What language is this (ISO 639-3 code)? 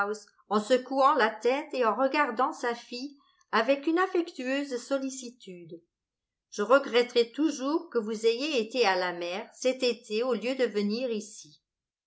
fra